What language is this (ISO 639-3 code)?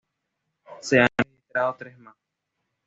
spa